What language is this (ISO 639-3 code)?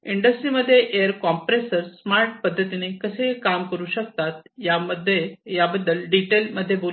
mar